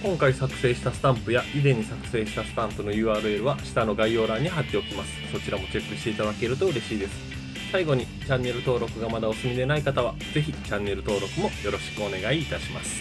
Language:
Japanese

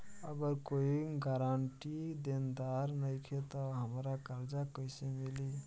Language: Bhojpuri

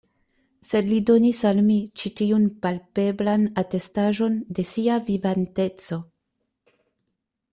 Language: Esperanto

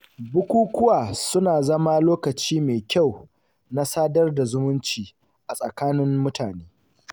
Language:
Hausa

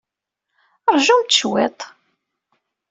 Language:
Kabyle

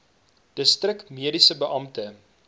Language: Afrikaans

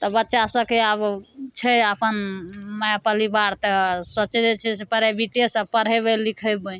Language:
Maithili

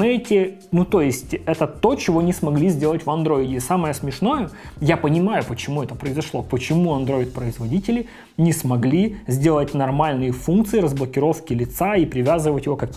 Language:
Russian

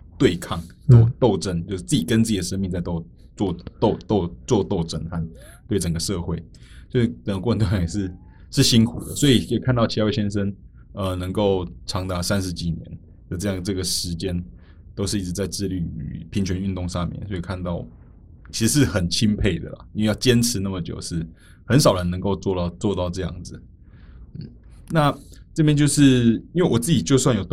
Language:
Chinese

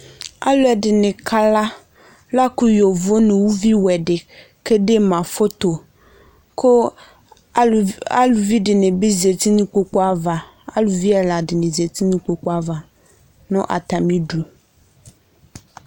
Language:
Ikposo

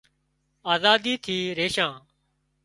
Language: Wadiyara Koli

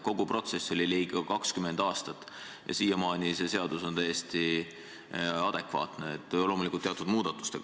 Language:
Estonian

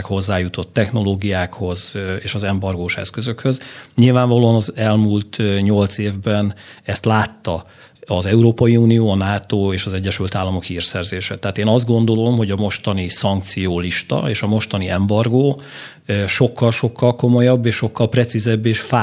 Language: Hungarian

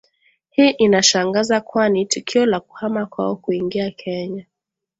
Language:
Swahili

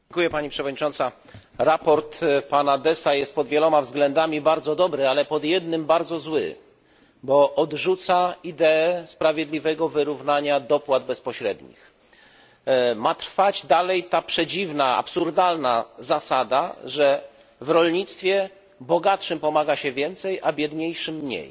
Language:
Polish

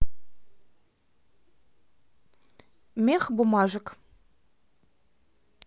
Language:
Russian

